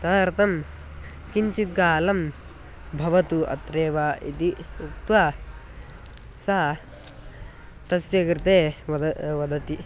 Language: Sanskrit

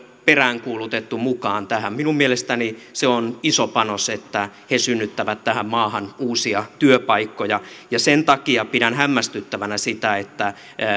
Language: Finnish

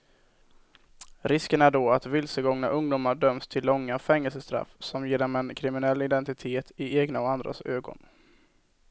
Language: Swedish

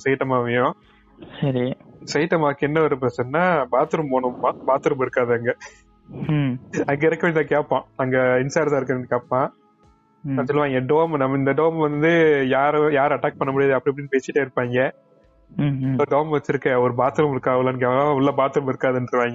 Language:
Tamil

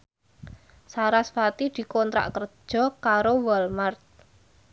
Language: Javanese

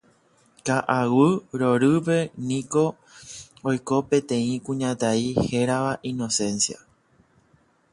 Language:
Guarani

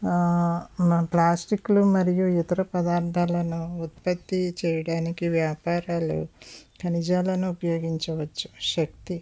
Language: Telugu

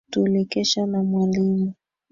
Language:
Swahili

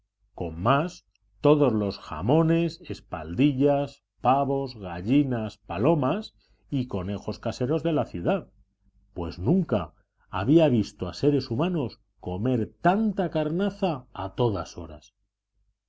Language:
Spanish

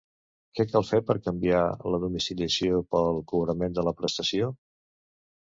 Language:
Catalan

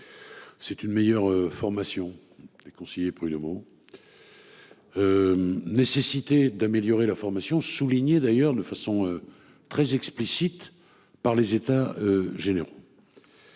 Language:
French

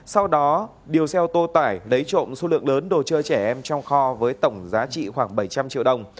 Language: Vietnamese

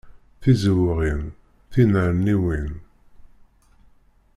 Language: Kabyle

